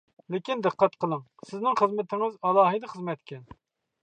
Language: Uyghur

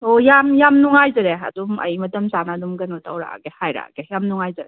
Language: Manipuri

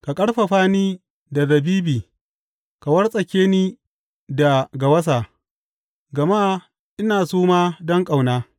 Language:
Hausa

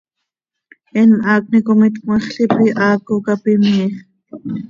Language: Seri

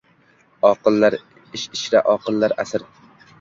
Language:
Uzbek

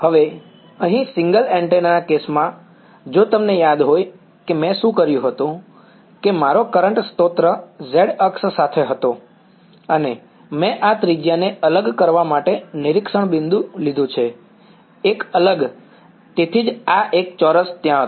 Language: Gujarati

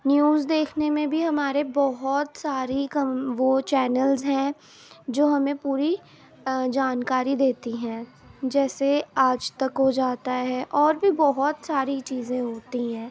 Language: Urdu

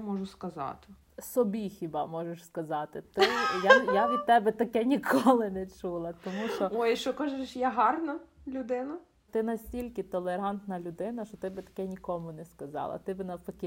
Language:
Ukrainian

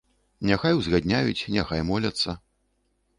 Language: Belarusian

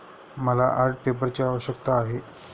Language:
Marathi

